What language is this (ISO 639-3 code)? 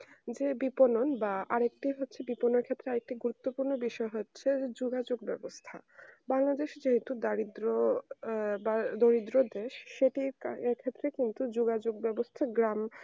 ben